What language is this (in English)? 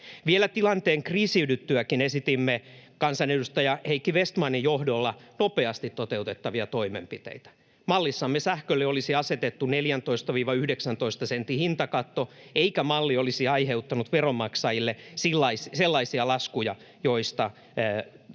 Finnish